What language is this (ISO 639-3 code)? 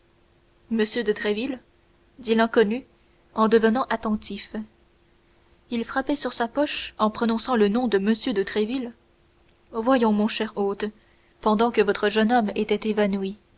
fra